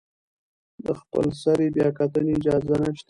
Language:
Pashto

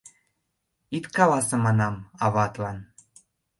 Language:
Mari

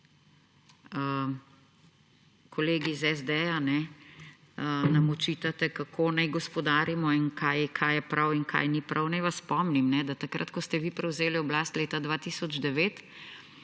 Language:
Slovenian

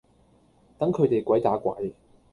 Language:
Cantonese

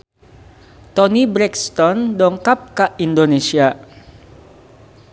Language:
Sundanese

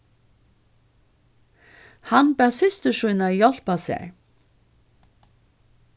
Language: Faroese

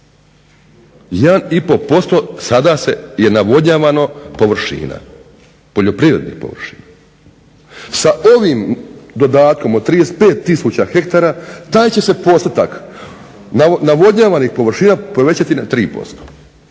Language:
Croatian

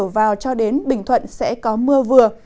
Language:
Vietnamese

